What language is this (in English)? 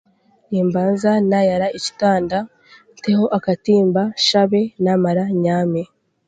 Chiga